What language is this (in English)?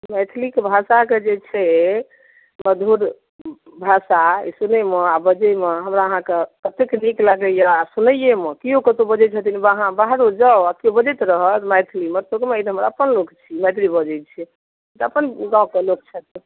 Maithili